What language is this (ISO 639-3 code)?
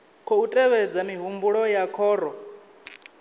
ven